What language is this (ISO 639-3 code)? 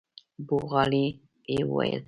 pus